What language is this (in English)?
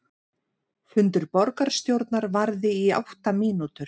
Icelandic